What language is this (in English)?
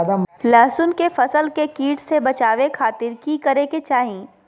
Magahi